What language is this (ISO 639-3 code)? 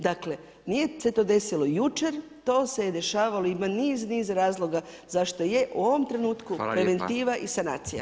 hrv